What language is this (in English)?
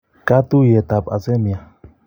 Kalenjin